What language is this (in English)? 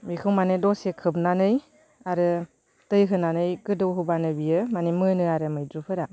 Bodo